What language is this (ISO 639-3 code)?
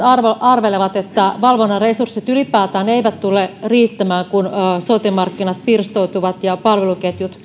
fin